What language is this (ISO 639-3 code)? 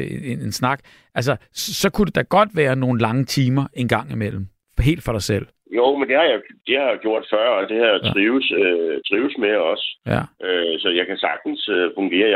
dan